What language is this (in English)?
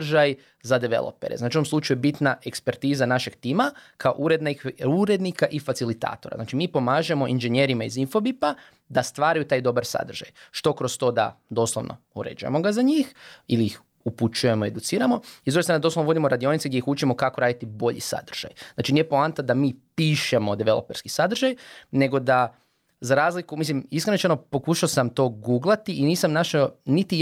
Croatian